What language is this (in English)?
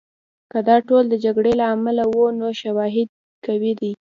Pashto